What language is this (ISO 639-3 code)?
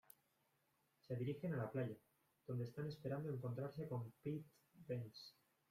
spa